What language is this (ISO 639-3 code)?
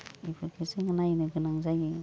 brx